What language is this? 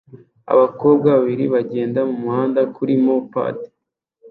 Kinyarwanda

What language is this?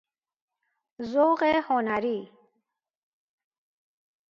Persian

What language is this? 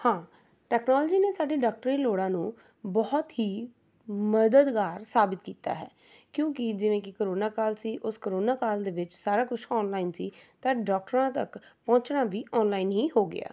Punjabi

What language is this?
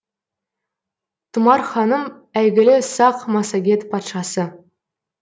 Kazakh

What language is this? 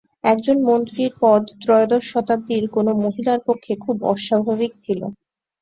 Bangla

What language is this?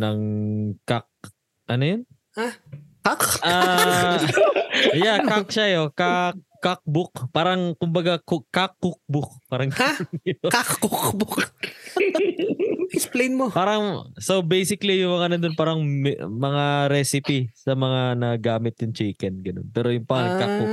Filipino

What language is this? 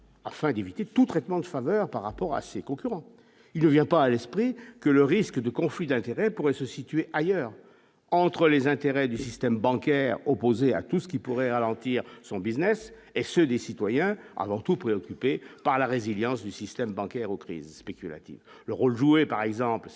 French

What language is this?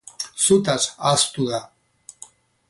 Basque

